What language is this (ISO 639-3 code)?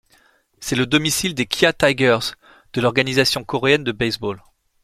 fra